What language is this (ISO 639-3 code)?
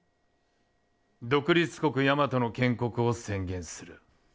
jpn